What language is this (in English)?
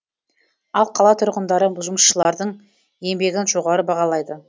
Kazakh